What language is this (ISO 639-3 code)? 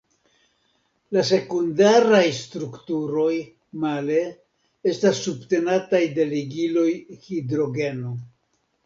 epo